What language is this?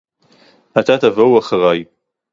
Hebrew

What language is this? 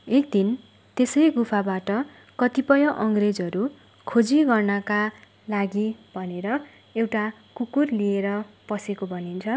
Nepali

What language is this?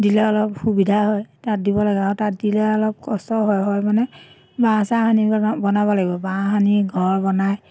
Assamese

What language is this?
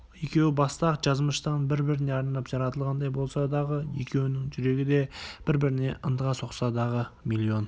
Kazakh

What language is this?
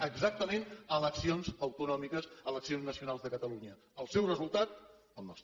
Catalan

